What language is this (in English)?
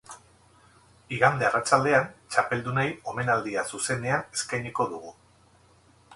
Basque